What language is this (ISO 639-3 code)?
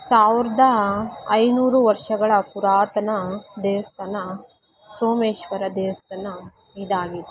kan